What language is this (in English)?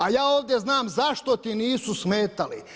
Croatian